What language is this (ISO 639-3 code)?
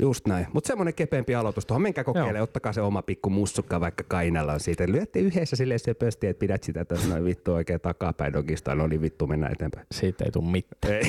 fin